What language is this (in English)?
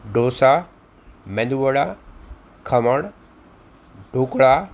Gujarati